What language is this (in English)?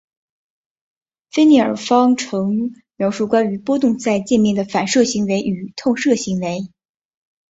Chinese